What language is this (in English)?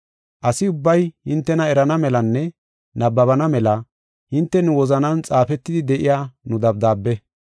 Gofa